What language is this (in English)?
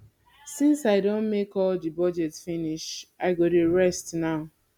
Nigerian Pidgin